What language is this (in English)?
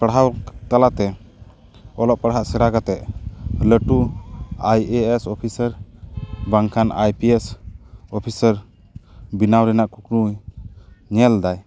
Santali